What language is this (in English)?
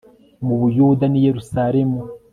Kinyarwanda